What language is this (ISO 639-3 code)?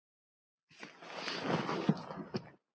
isl